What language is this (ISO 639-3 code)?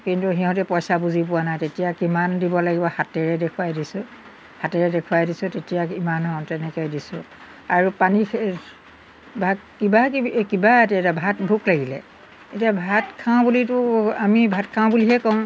asm